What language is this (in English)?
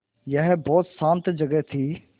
Hindi